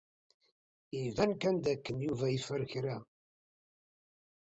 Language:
Kabyle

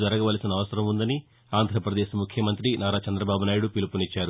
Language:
Telugu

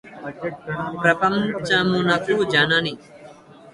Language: Telugu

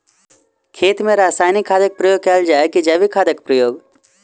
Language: Maithili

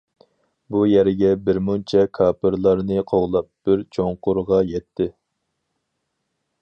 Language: Uyghur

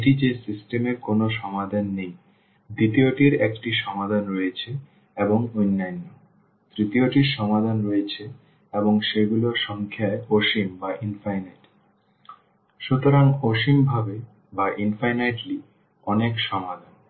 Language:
Bangla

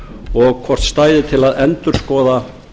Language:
Icelandic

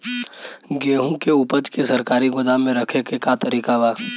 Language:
Bhojpuri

